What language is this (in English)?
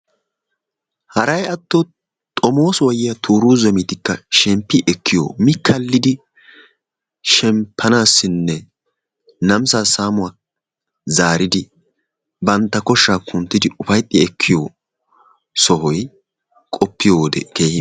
Wolaytta